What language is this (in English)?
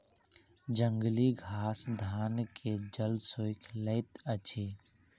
Maithili